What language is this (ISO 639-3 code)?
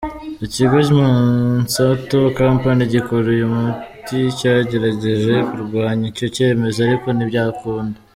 kin